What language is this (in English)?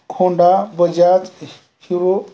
Marathi